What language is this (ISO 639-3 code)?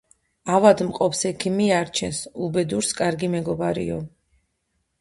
kat